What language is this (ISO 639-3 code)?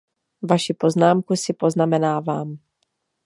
ces